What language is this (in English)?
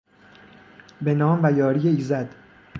Persian